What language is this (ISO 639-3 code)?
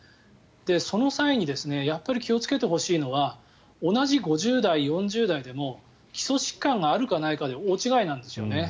jpn